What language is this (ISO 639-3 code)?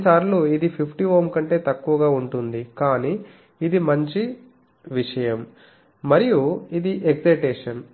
tel